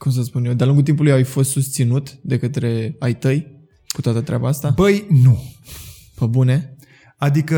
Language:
Romanian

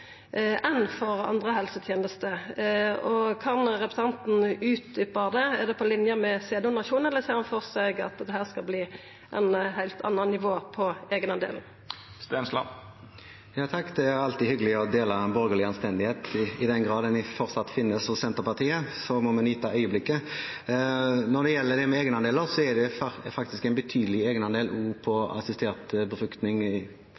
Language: Norwegian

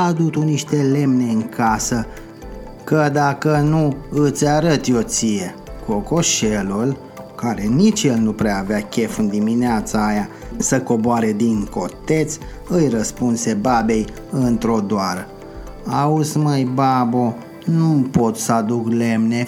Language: Romanian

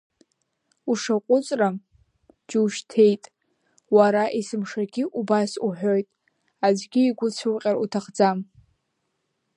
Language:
Abkhazian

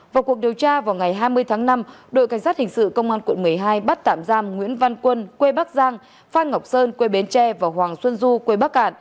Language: Vietnamese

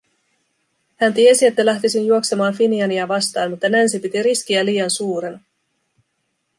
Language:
Finnish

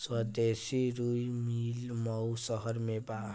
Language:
Bhojpuri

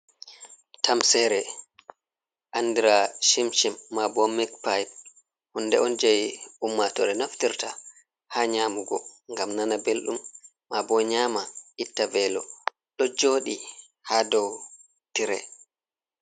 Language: Fula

